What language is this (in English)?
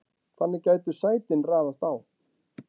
Icelandic